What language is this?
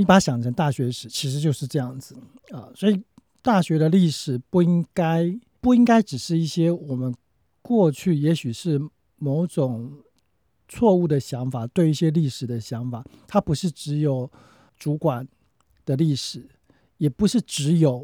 Chinese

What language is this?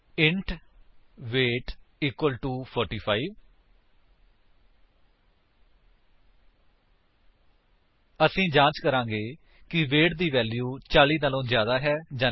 Punjabi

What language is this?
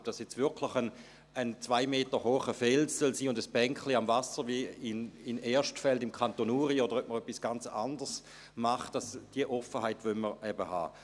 Swiss German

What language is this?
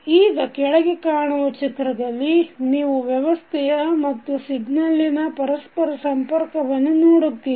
Kannada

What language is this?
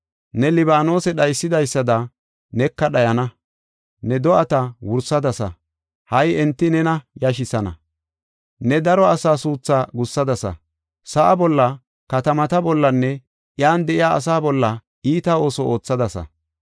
Gofa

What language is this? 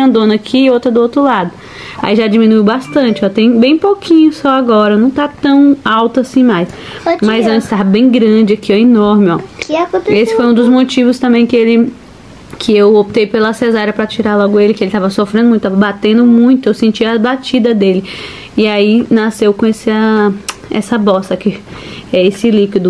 Portuguese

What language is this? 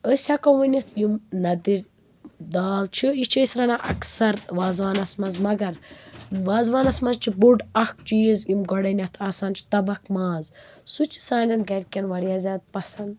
Kashmiri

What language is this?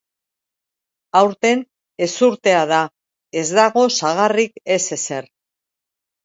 Basque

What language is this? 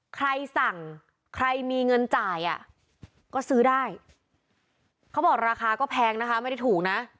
Thai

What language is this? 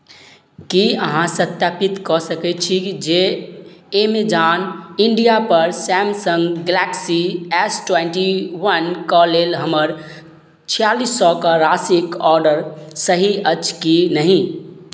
Maithili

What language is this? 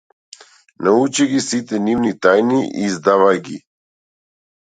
Macedonian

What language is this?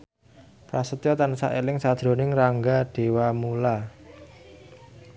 Javanese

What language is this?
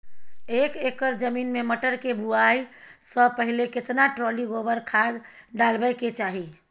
Maithili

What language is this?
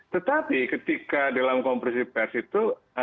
Indonesian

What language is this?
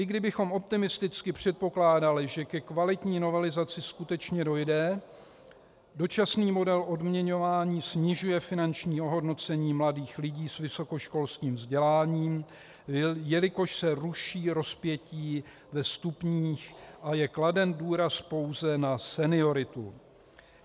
Czech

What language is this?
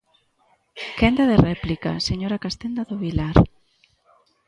Galician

